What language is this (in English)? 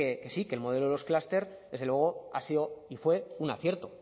Spanish